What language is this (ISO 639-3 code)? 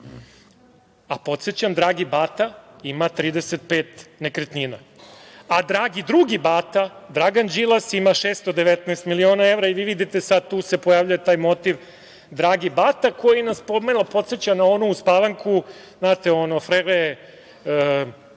srp